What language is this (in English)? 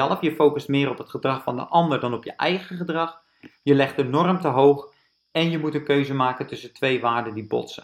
Dutch